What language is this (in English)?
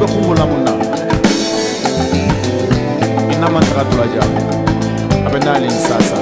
Romanian